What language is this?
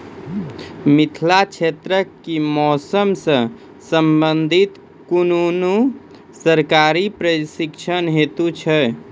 Maithili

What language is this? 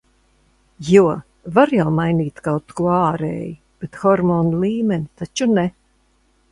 Latvian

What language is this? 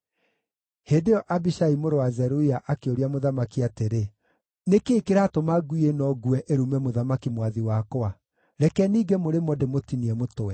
Kikuyu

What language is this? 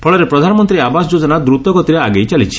Odia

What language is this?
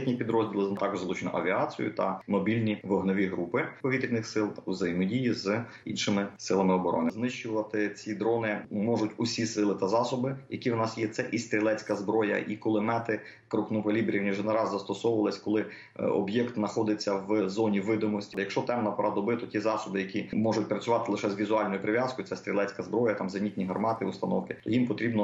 Ukrainian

